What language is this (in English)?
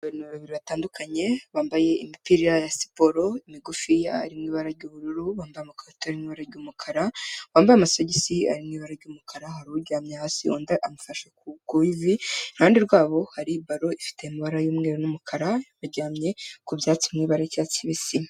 Kinyarwanda